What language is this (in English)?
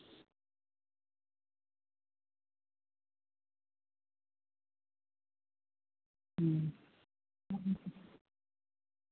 Santali